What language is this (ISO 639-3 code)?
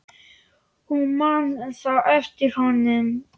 isl